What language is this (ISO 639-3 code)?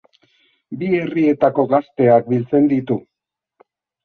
eus